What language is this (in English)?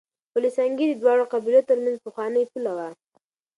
Pashto